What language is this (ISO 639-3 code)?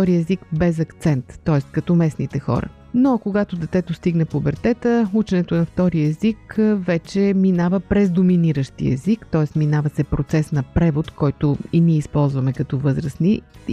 bul